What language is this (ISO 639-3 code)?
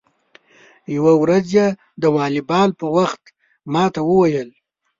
pus